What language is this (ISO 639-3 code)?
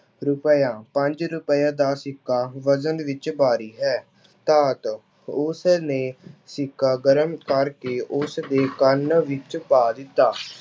pan